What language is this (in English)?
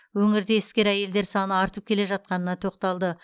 Kazakh